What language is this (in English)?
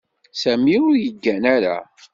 Kabyle